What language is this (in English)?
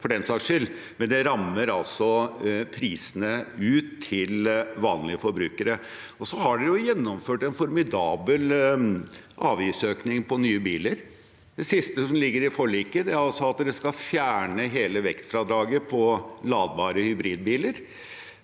Norwegian